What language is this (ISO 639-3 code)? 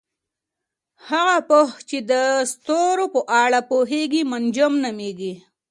pus